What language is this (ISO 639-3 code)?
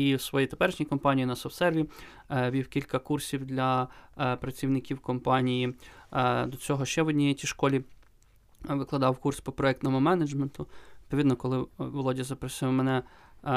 ukr